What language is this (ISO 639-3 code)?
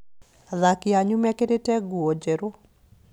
kik